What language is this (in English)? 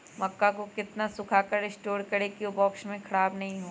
Magahi